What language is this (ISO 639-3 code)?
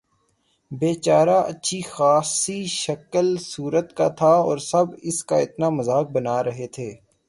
urd